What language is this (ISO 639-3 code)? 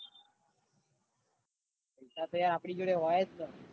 guj